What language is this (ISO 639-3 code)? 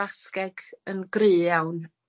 cym